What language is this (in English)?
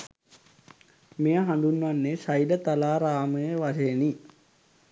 Sinhala